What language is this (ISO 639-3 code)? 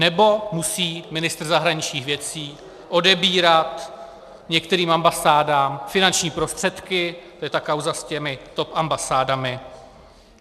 ces